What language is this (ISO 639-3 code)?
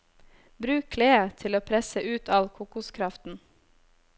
nor